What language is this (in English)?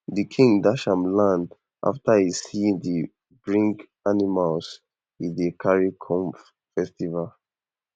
Nigerian Pidgin